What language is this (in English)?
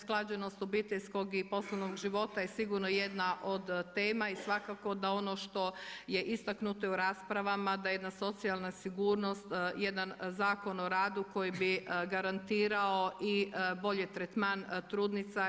Croatian